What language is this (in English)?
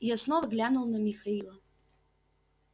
Russian